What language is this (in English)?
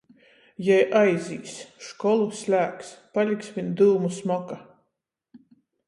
Latgalian